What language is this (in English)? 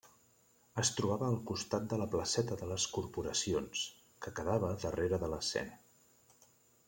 Catalan